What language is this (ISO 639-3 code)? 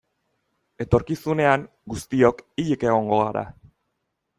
eus